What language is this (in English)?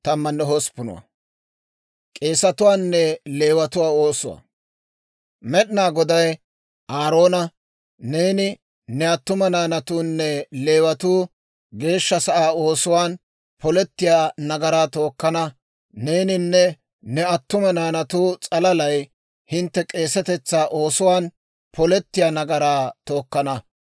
Dawro